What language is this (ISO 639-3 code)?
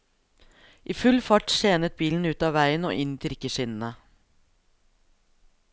nor